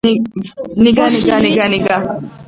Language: Georgian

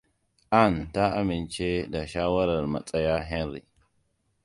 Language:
Hausa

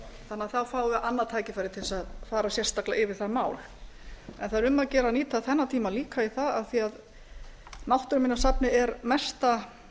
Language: Icelandic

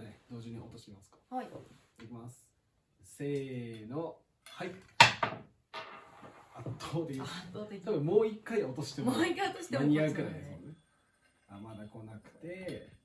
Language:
Japanese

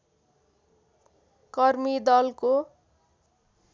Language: Nepali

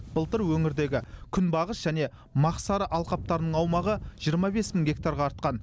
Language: Kazakh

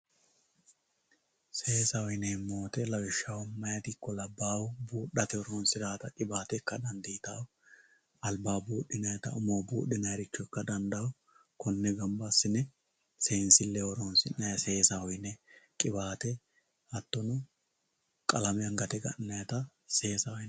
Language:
Sidamo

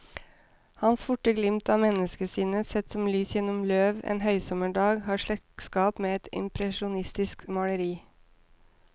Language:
Norwegian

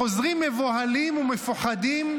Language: Hebrew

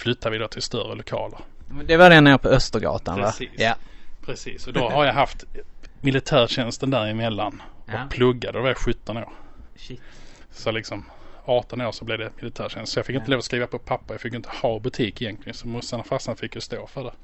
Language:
Swedish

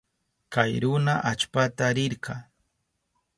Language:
Southern Pastaza Quechua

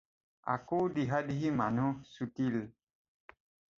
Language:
Assamese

